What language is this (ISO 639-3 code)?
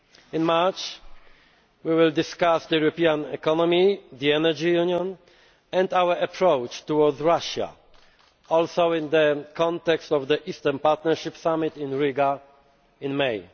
eng